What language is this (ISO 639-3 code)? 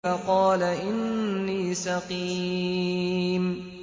ara